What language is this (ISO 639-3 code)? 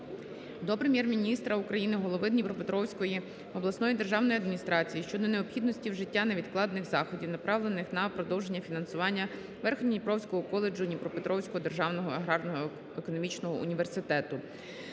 ukr